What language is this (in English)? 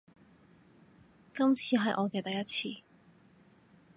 Cantonese